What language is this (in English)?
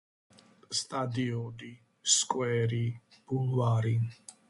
Georgian